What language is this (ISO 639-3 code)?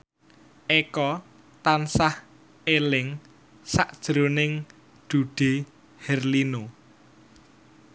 jav